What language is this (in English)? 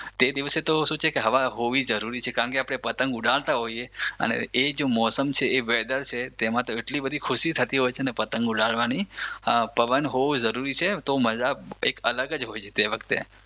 Gujarati